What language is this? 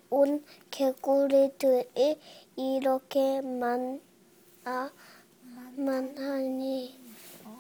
Korean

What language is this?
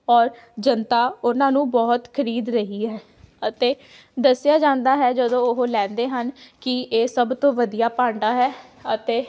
Punjabi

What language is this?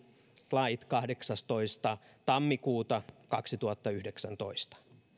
Finnish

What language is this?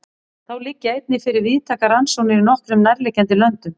Icelandic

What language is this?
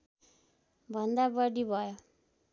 Nepali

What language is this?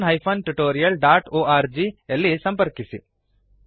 Kannada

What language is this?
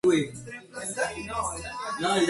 Spanish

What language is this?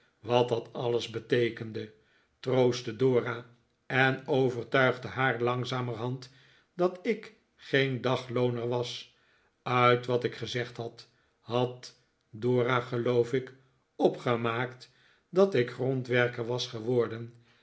Dutch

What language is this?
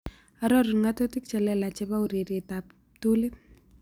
Kalenjin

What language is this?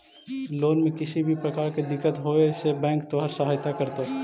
Magahi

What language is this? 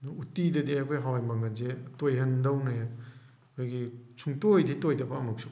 Manipuri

